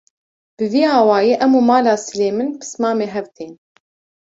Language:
Kurdish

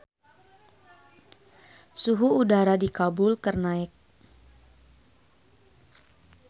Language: Sundanese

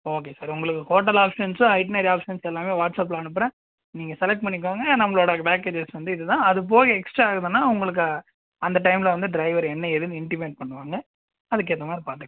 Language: Tamil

